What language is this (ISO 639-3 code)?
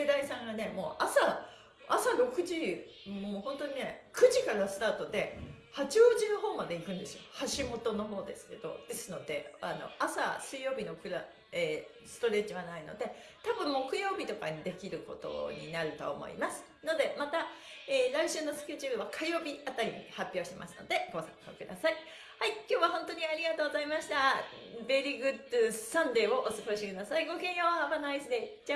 jpn